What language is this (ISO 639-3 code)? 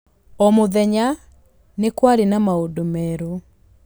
kik